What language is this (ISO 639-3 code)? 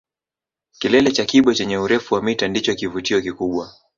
swa